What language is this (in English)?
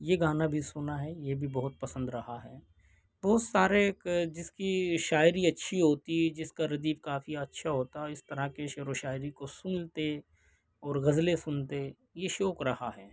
Urdu